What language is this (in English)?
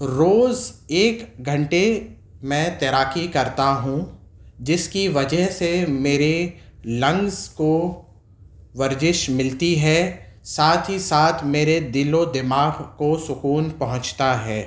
Urdu